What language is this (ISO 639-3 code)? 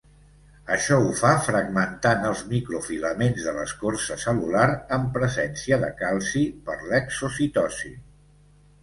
cat